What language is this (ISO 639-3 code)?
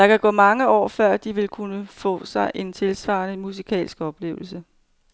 dan